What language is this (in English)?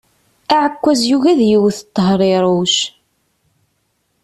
Kabyle